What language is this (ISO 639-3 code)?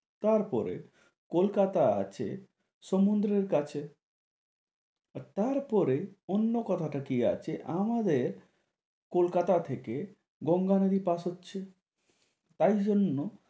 ben